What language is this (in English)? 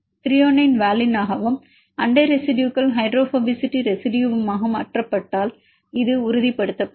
Tamil